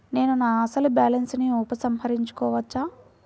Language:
Telugu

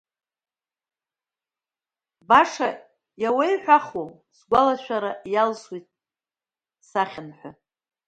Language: Abkhazian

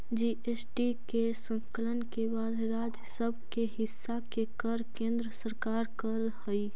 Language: Magahi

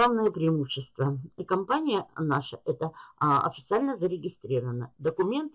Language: Russian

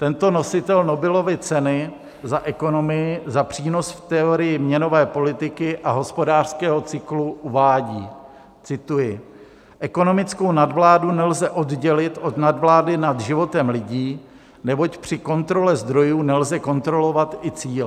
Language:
Czech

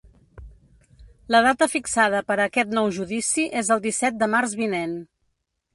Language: Catalan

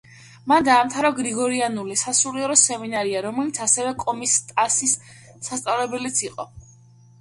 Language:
Georgian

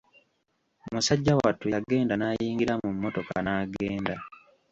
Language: Ganda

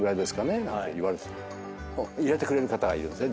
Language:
Japanese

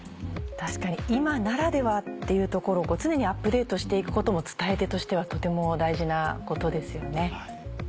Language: Japanese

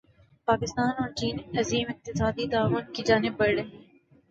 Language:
Urdu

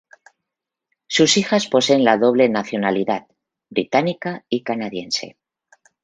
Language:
Spanish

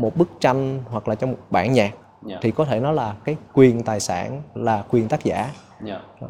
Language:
Vietnamese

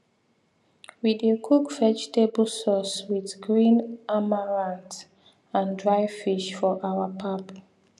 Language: Nigerian Pidgin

